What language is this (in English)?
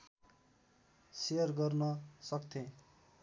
Nepali